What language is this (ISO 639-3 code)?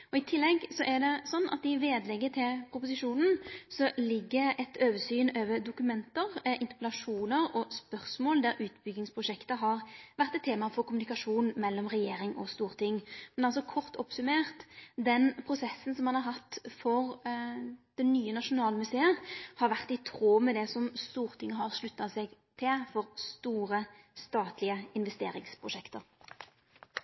nno